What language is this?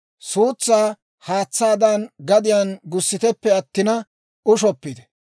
Dawro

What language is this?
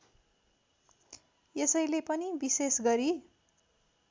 Nepali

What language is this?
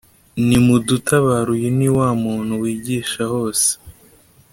Kinyarwanda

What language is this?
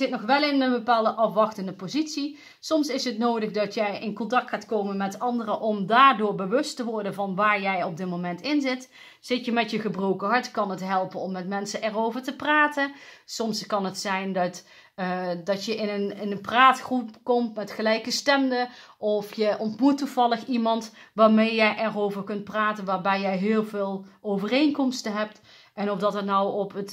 Dutch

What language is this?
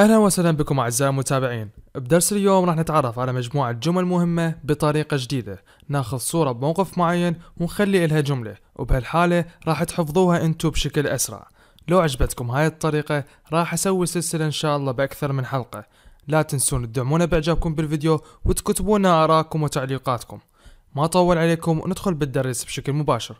German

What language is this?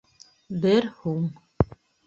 Bashkir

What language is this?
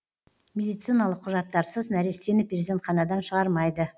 Kazakh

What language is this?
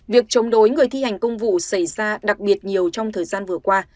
Vietnamese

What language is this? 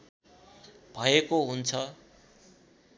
Nepali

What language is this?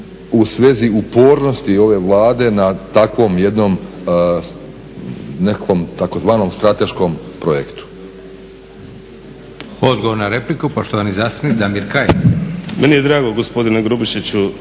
Croatian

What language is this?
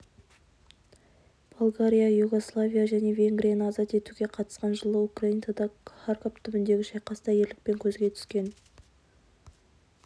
Kazakh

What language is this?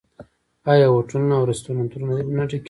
Pashto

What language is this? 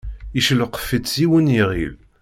Kabyle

